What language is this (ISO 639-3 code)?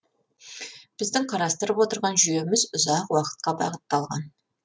kaz